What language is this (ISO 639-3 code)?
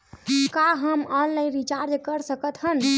hne